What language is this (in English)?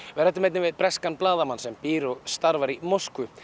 Icelandic